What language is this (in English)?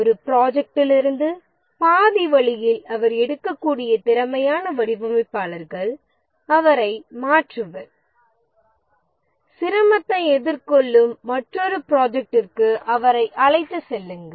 Tamil